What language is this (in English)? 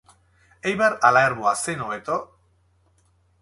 Basque